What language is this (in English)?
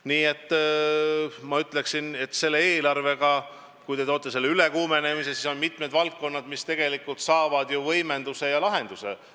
Estonian